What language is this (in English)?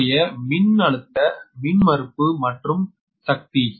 Tamil